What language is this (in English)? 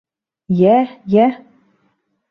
Bashkir